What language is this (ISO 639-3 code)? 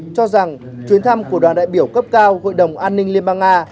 vie